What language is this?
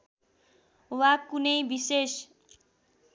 Nepali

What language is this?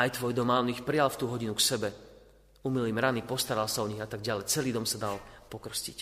Slovak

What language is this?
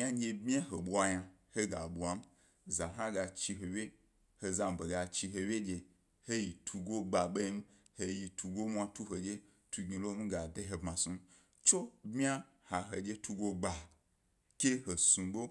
Gbari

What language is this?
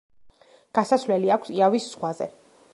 Georgian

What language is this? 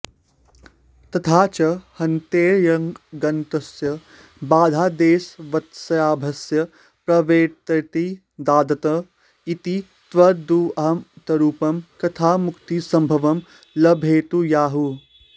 Sanskrit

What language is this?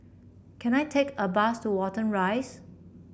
English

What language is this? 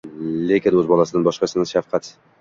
Uzbek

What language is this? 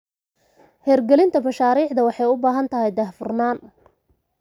Somali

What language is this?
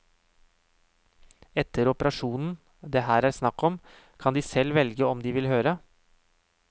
Norwegian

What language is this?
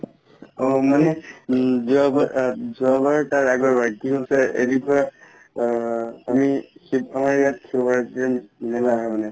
Assamese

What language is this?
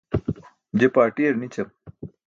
Burushaski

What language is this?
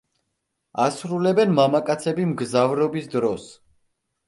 Georgian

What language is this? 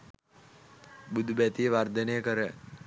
Sinhala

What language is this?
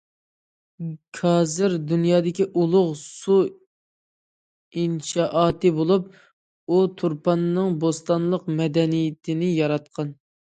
Uyghur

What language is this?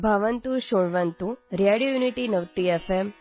Kannada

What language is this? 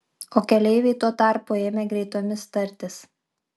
Lithuanian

